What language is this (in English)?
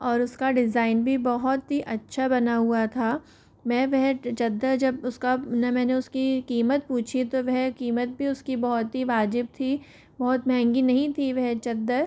Hindi